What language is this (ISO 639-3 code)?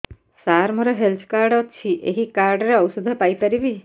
ori